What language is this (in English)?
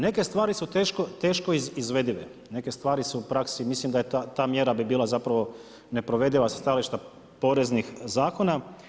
Croatian